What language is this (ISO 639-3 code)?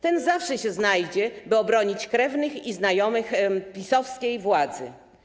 pol